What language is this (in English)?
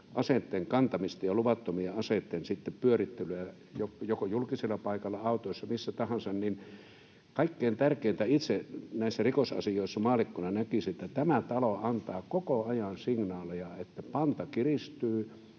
Finnish